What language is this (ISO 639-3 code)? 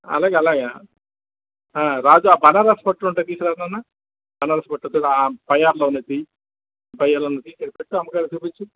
tel